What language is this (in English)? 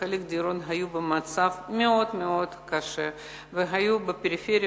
Hebrew